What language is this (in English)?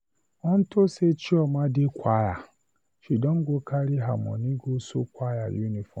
Nigerian Pidgin